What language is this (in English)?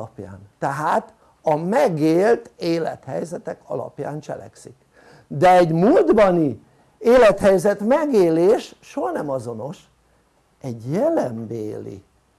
Hungarian